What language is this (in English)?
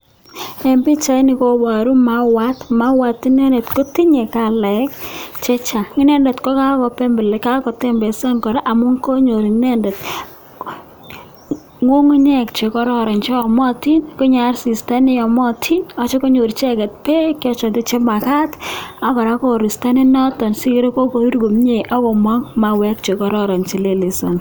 Kalenjin